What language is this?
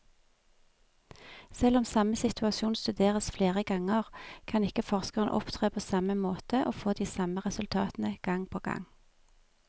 Norwegian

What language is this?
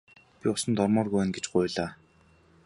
Mongolian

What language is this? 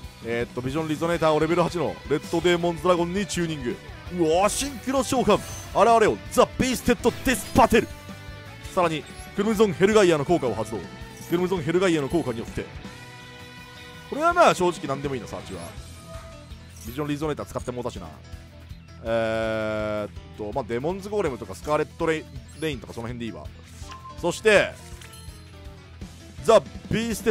Japanese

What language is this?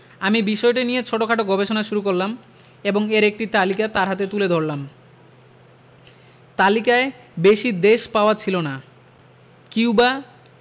Bangla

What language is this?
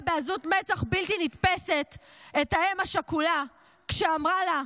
Hebrew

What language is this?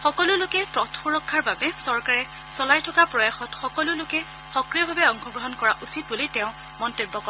Assamese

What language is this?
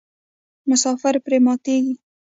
Pashto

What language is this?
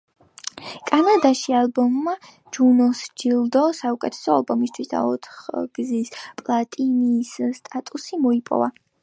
Georgian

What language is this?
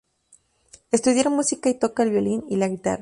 Spanish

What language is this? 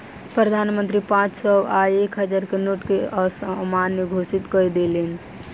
Maithili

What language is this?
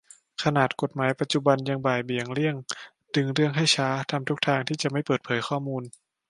Thai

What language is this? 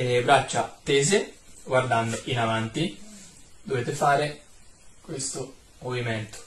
Italian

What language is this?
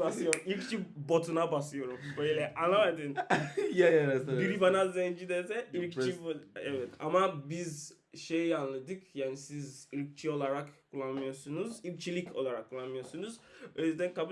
Turkish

